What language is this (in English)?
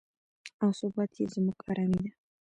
Pashto